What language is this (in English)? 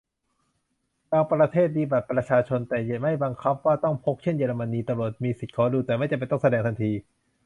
Thai